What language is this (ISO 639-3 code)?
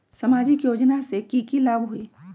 mag